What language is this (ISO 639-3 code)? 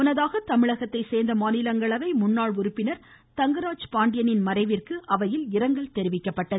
tam